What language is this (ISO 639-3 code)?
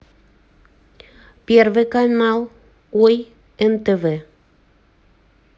rus